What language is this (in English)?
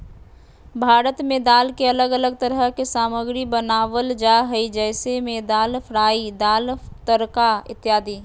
Magahi